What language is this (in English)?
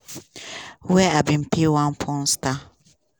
Nigerian Pidgin